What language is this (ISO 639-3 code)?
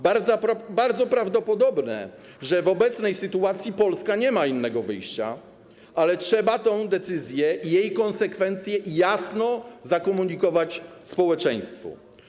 pol